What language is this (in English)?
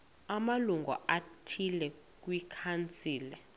Xhosa